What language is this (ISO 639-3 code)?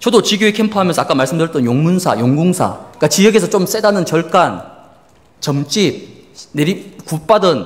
kor